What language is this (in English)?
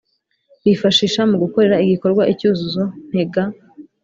Kinyarwanda